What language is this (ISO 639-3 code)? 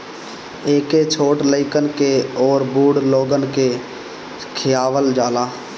bho